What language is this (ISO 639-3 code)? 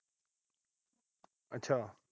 pan